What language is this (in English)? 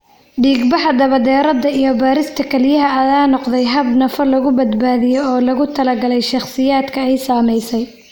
Somali